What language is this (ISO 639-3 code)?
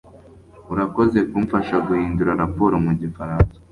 kin